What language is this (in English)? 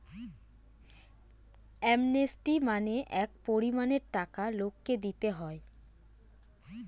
Bangla